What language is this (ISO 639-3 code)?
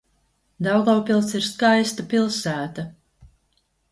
lav